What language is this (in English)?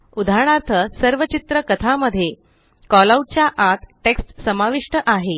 Marathi